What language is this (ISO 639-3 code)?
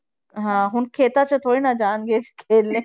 pan